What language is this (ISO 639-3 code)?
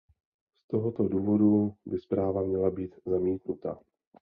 ces